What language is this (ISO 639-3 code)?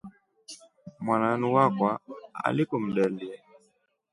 rof